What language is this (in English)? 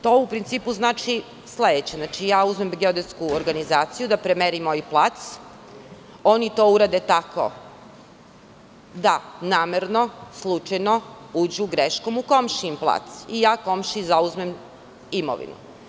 Serbian